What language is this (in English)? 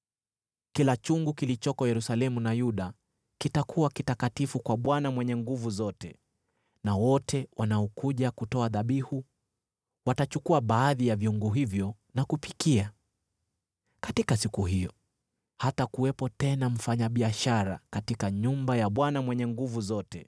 Swahili